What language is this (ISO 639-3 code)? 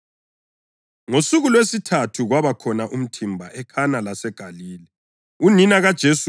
nde